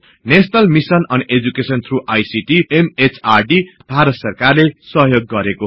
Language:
Nepali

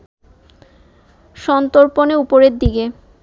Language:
Bangla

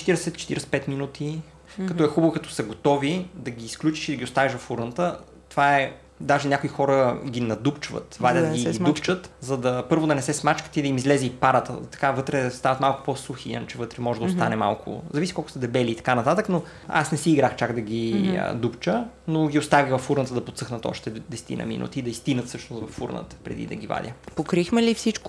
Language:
Bulgarian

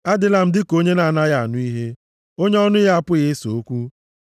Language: Igbo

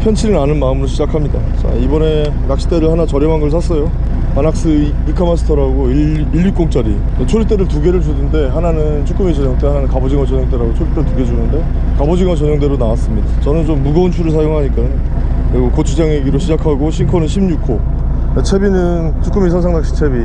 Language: Korean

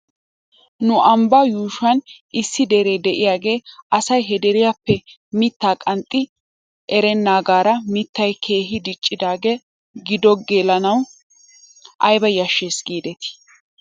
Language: Wolaytta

